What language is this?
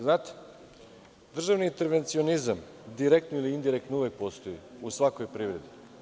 Serbian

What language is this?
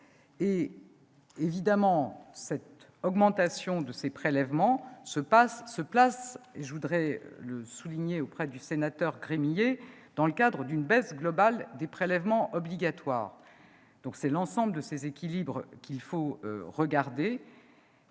French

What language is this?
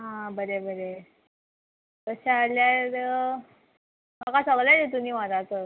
Konkani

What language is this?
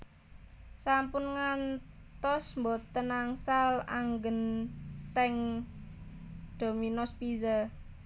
Javanese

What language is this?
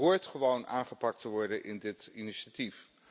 Dutch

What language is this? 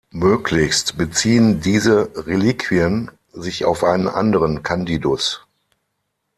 German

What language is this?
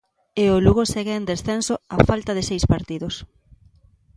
Galician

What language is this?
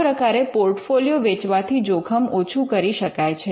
Gujarati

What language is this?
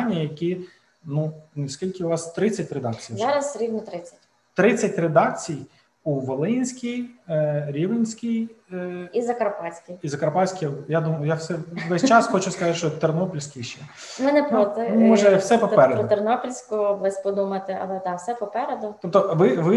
Ukrainian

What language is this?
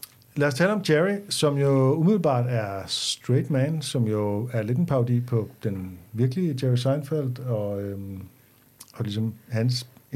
Danish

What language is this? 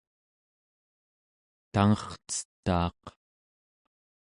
Central Yupik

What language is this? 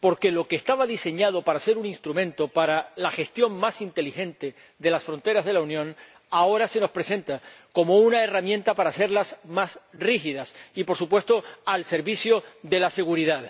Spanish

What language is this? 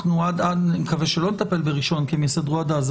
Hebrew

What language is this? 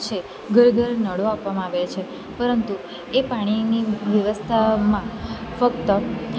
Gujarati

